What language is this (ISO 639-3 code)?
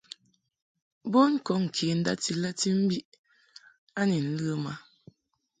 mhk